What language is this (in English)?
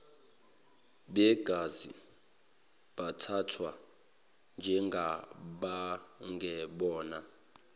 Zulu